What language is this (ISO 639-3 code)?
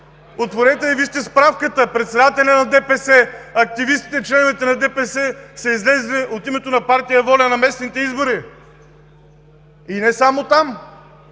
bul